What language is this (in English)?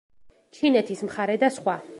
Georgian